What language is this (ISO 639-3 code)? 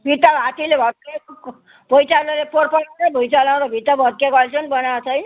nep